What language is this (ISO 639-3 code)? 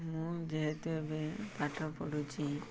ori